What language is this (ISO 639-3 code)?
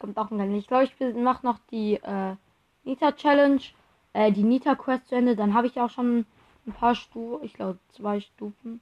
deu